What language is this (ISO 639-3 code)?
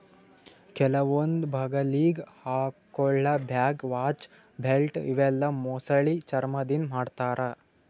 kan